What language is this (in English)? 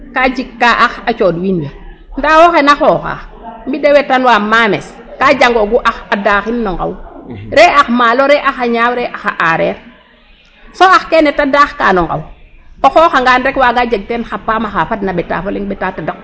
Serer